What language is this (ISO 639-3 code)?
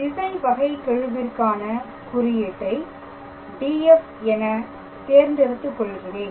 tam